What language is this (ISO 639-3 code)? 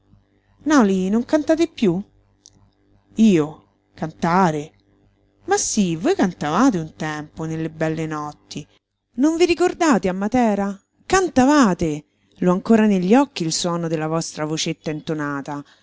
ita